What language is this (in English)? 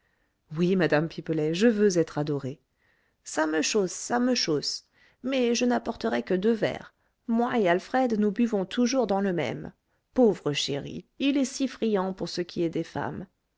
French